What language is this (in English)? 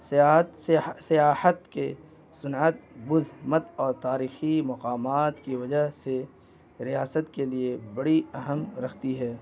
Urdu